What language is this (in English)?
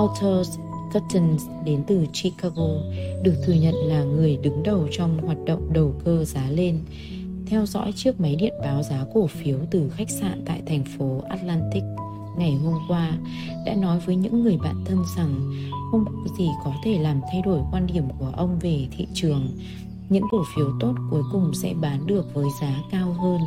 Vietnamese